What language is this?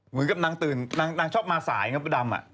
Thai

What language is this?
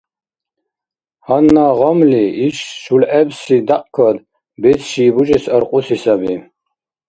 Dargwa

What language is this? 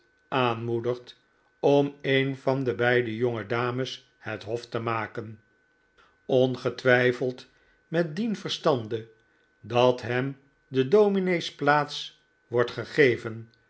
Dutch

